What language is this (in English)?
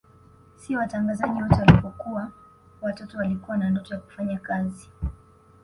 Swahili